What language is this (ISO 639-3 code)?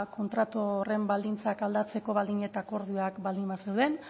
eus